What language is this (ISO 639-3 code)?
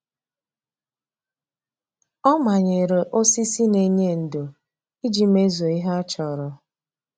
ibo